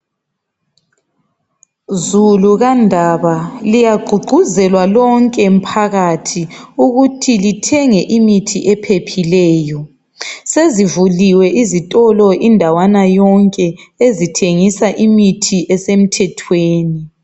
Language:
North Ndebele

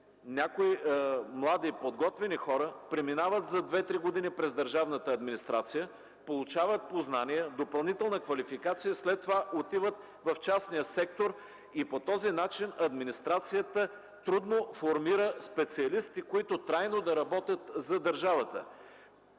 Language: Bulgarian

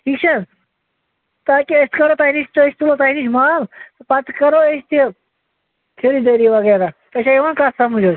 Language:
Kashmiri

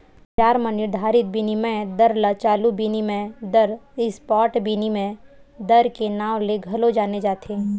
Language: Chhattisgarhi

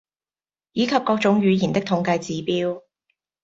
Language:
Cantonese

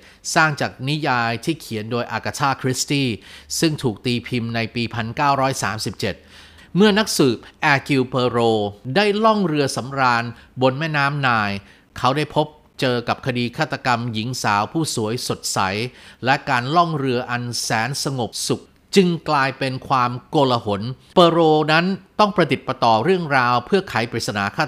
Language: Thai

